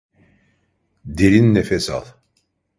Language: Turkish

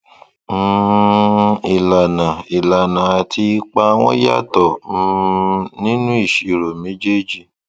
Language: Yoruba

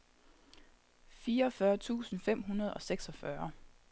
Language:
Danish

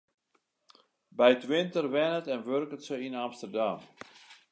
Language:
Western Frisian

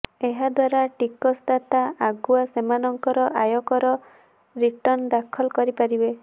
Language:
Odia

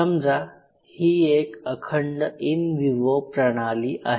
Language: Marathi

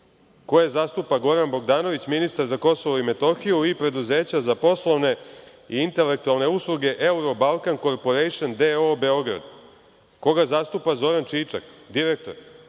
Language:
Serbian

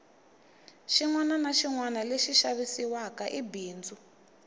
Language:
Tsonga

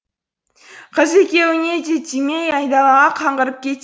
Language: Kazakh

